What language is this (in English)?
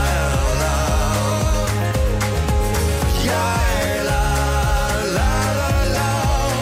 Dutch